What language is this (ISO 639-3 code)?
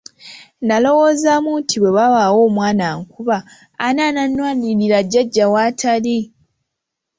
lug